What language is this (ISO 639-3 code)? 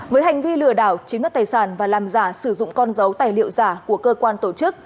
vie